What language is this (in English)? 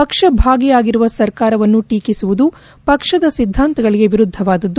Kannada